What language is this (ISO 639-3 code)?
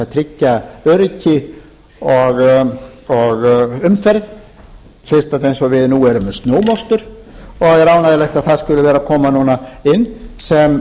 isl